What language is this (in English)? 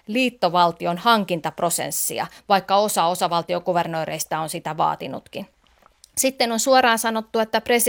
Finnish